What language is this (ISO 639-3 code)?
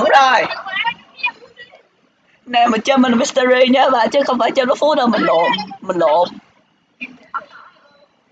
vie